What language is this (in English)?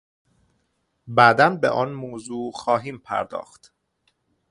Persian